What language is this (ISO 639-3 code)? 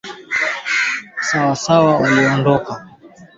swa